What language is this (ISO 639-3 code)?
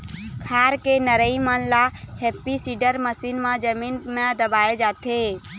hne